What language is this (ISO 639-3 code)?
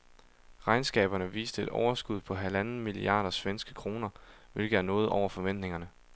dan